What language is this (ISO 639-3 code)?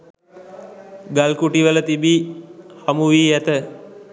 sin